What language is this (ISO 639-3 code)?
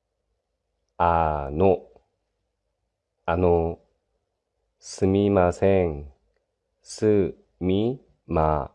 jpn